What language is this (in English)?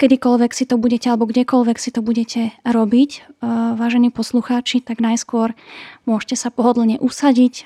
Slovak